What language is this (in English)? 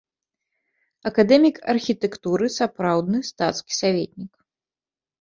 Belarusian